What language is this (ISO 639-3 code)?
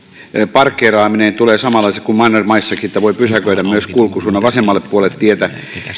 fin